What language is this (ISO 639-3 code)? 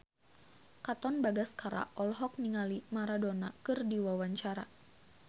sun